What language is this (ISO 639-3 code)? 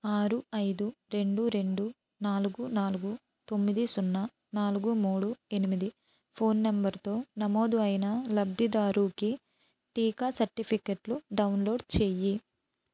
tel